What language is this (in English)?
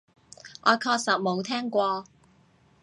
Cantonese